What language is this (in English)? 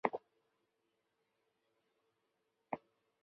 Chinese